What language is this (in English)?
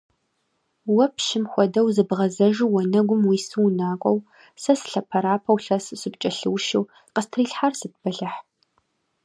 Kabardian